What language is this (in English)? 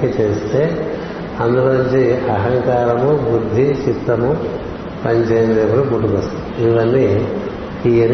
Telugu